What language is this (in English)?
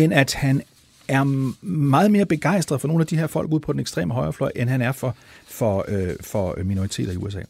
Danish